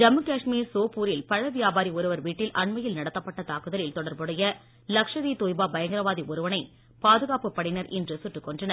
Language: Tamil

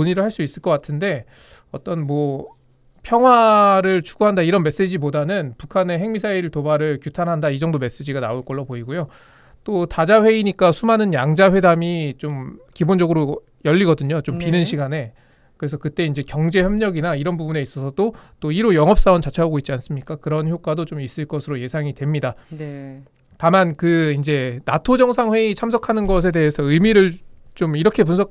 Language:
Korean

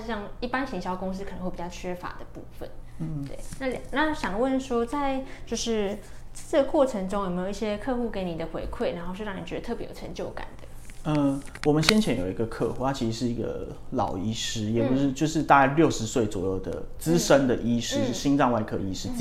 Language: Chinese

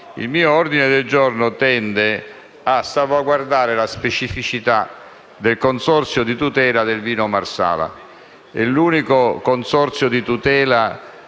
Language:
Italian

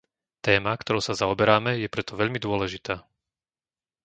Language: Slovak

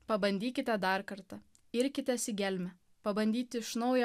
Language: Lithuanian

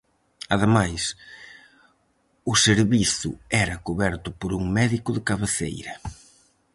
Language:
Galician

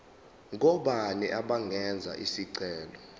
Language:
Zulu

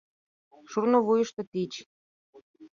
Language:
Mari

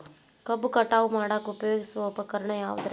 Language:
Kannada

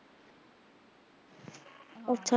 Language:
Punjabi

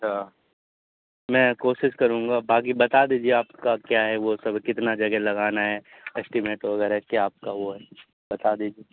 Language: Urdu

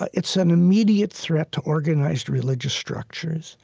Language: English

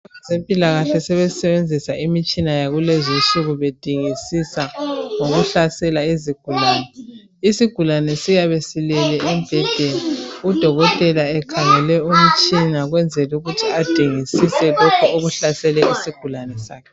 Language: North Ndebele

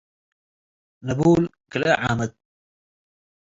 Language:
Tigre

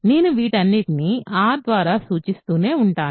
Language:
Telugu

